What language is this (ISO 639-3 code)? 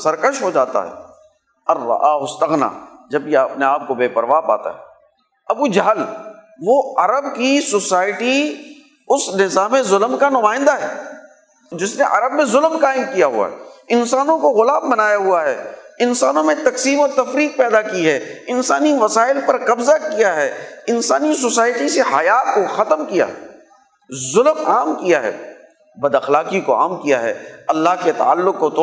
urd